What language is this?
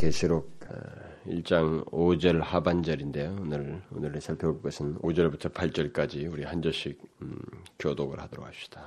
Korean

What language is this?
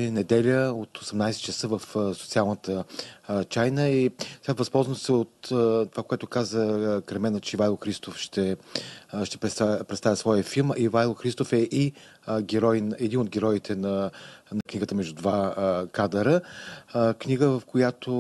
Bulgarian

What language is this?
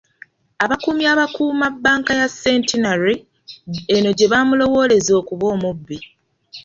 Ganda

